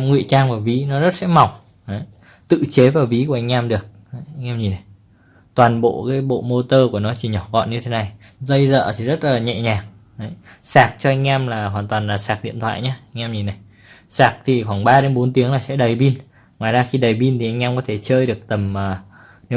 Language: Vietnamese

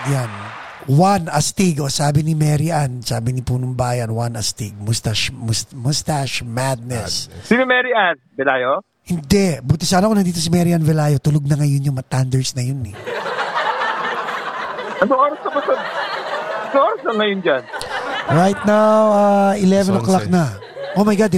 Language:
Filipino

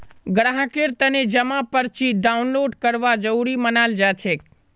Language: Magahi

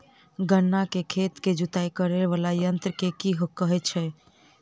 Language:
Maithili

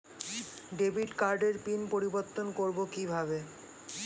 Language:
Bangla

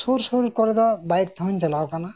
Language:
Santali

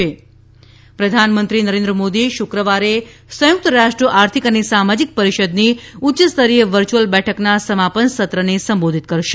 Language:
Gujarati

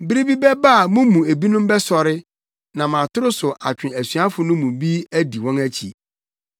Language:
Akan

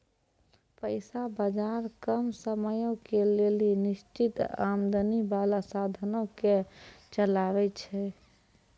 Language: Maithili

